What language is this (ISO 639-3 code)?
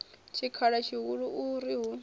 ven